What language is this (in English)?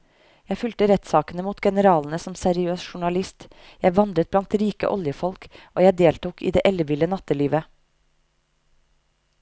Norwegian